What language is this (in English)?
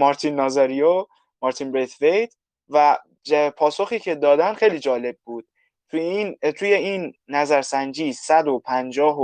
Persian